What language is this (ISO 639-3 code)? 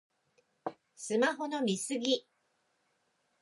jpn